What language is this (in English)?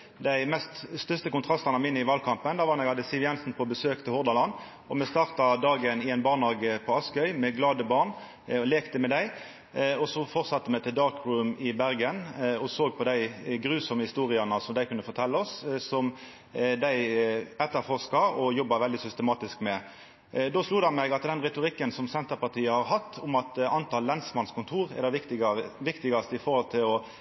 Norwegian Nynorsk